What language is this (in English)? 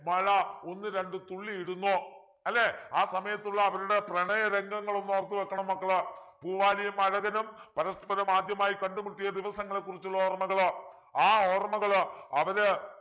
Malayalam